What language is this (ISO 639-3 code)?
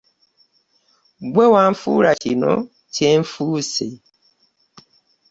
lug